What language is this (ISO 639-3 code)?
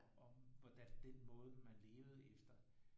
dan